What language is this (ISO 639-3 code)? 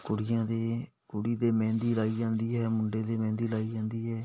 pan